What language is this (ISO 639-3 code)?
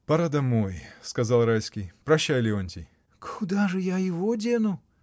rus